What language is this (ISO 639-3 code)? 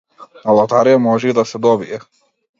mkd